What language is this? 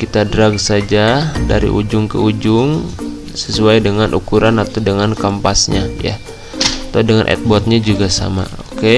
Indonesian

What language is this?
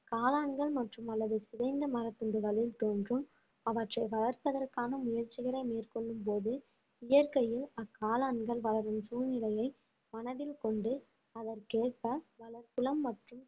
Tamil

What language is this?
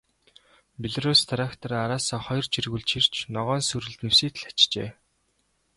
Mongolian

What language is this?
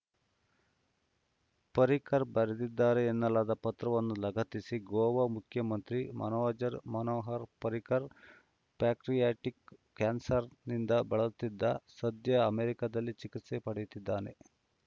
Kannada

